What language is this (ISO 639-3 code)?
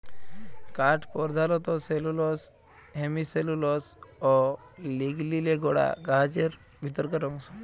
ben